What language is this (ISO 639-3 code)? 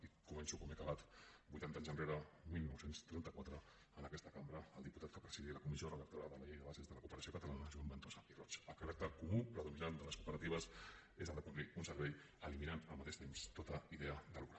cat